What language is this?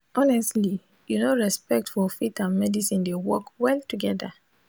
Nigerian Pidgin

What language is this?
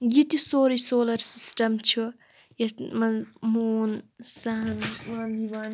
Kashmiri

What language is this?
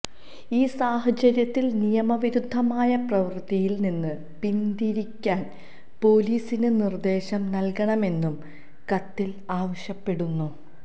Malayalam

